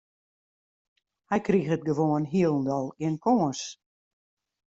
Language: Western Frisian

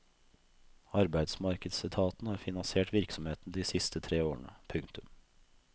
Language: Norwegian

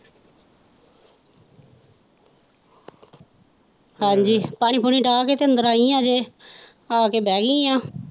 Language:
Punjabi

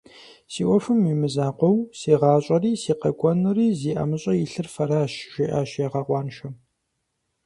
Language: Kabardian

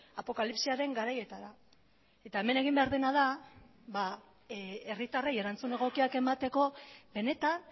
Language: Basque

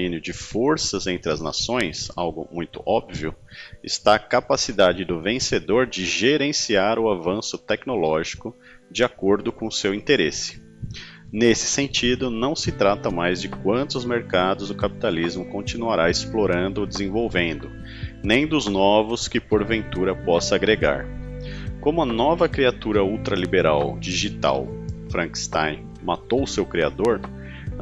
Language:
Portuguese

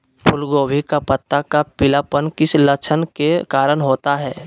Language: Magahi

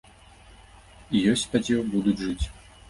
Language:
Belarusian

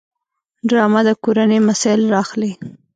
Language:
Pashto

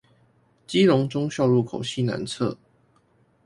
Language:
Chinese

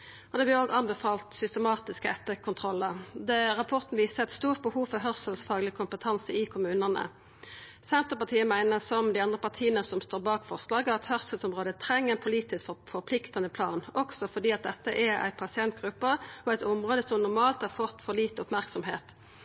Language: Norwegian Nynorsk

